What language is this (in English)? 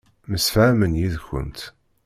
Kabyle